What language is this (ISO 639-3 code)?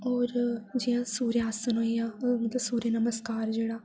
doi